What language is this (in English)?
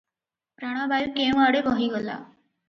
Odia